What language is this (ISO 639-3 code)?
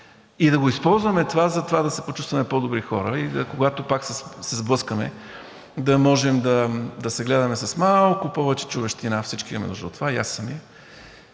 bul